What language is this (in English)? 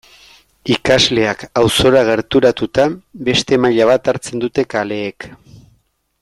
Basque